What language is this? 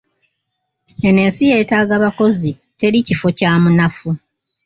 Ganda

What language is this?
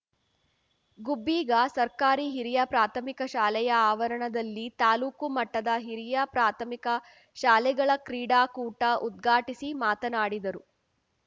Kannada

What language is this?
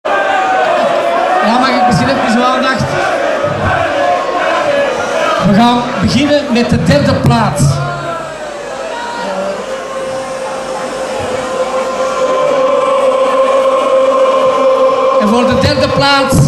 Dutch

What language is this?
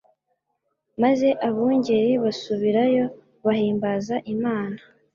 Kinyarwanda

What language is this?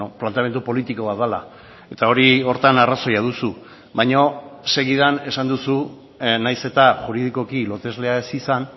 Basque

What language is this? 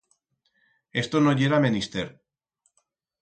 Aragonese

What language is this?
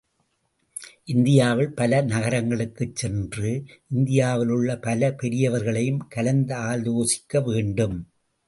Tamil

